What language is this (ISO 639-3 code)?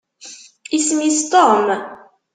kab